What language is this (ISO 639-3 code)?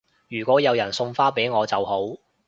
yue